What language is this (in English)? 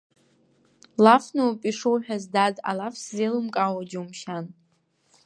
Abkhazian